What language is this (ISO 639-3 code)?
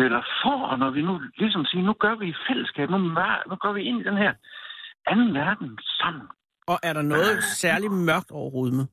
dan